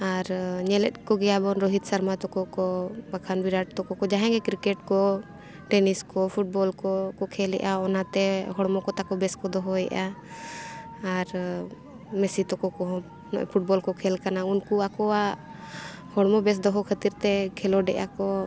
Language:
Santali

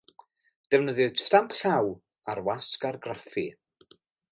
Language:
Welsh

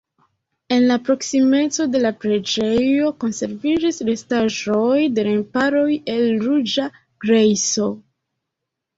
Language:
Esperanto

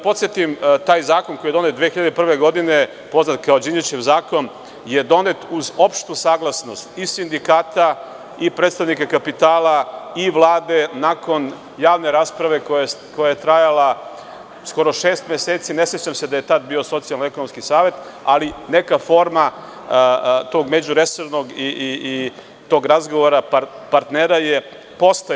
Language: Serbian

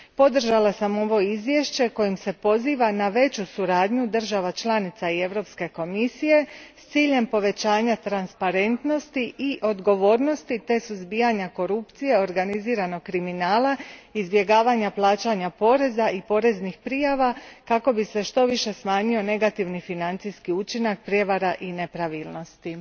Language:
Croatian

